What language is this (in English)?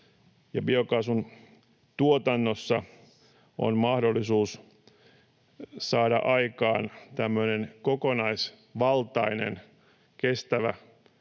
Finnish